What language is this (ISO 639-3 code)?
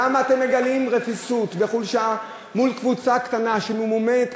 heb